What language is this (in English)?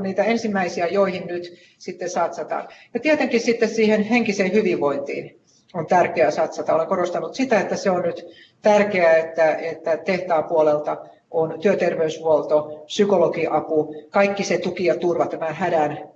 Finnish